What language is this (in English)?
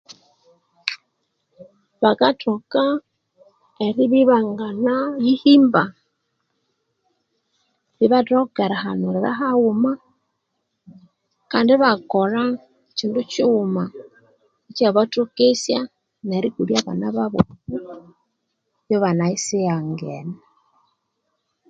Konzo